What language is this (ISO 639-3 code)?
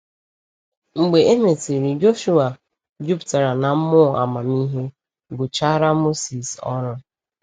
ibo